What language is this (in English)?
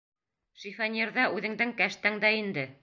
Bashkir